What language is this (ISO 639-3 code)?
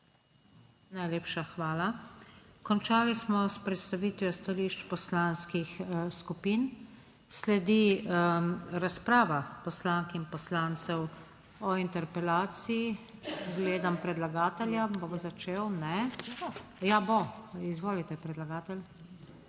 slv